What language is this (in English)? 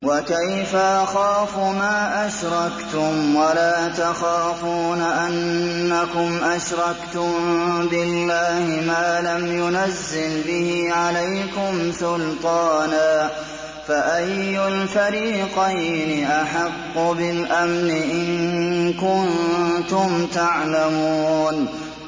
Arabic